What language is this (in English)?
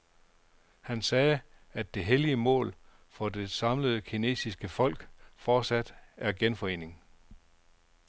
Danish